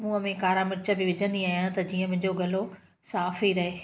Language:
Sindhi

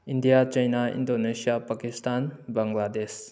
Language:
Manipuri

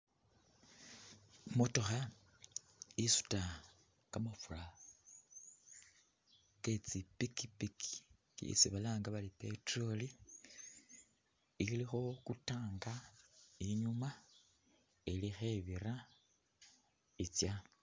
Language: Masaaba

